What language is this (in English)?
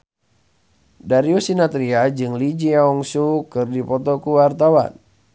Sundanese